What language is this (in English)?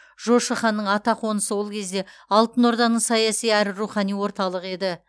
Kazakh